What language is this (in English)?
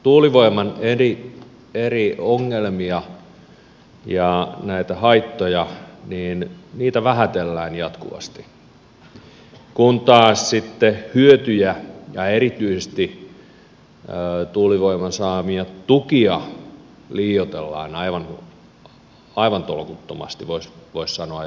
Finnish